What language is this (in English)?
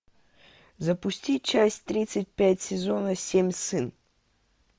Russian